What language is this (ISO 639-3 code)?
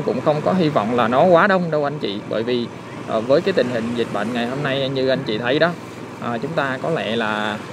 vie